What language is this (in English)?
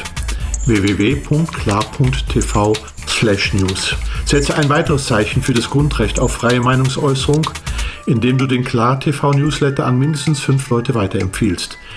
German